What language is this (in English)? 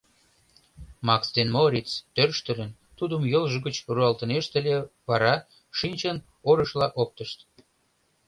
Mari